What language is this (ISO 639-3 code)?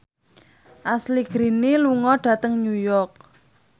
jav